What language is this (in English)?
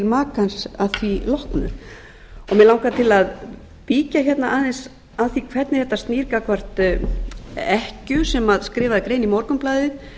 Icelandic